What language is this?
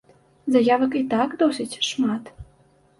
Belarusian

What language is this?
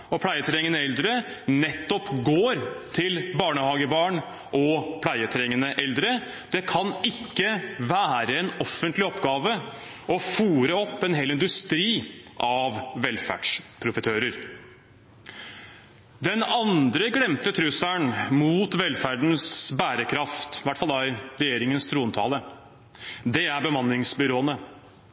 Norwegian Bokmål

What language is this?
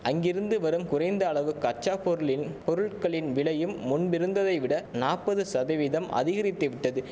Tamil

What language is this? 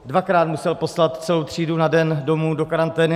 Czech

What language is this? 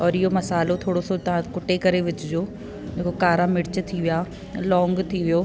Sindhi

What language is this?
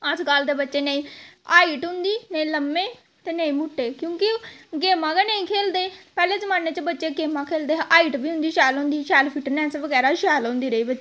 Dogri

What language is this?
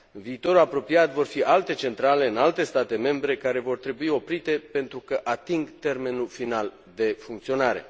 Romanian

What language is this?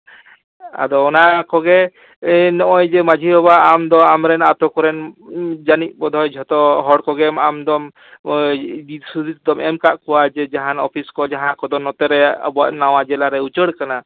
Santali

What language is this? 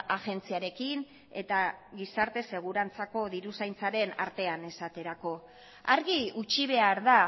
Basque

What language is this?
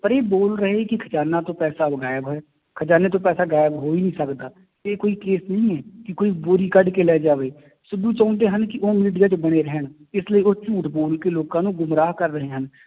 Punjabi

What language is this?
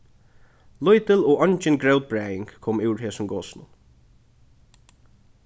Faroese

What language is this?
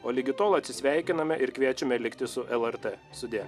Lithuanian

